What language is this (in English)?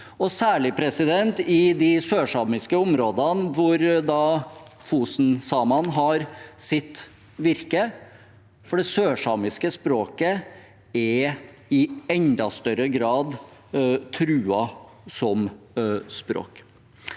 Norwegian